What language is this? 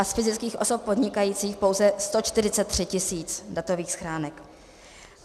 Czech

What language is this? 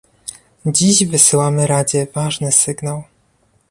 Polish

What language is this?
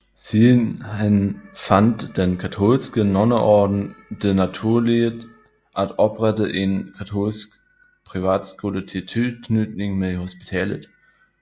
Danish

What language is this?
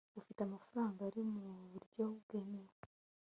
Kinyarwanda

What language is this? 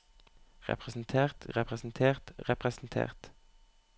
Norwegian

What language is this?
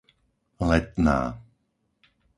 Slovak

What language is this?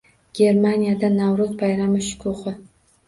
Uzbek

